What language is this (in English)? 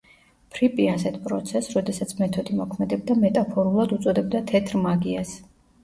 Georgian